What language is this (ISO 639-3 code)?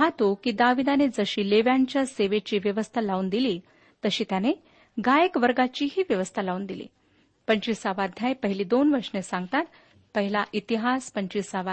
mar